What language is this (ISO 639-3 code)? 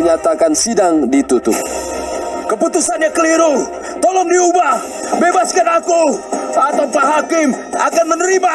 ind